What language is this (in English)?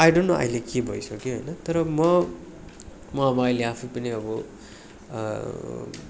Nepali